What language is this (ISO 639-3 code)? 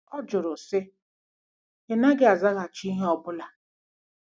ibo